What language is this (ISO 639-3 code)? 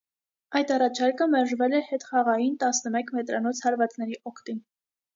hye